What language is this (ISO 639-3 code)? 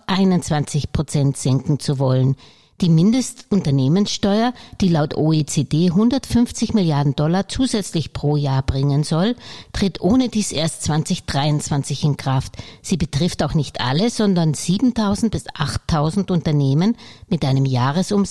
deu